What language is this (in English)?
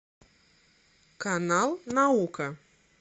Russian